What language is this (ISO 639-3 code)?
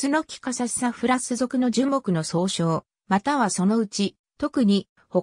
jpn